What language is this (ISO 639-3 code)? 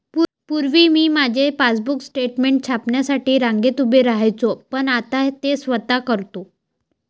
mar